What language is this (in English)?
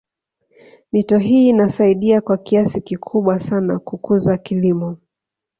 Swahili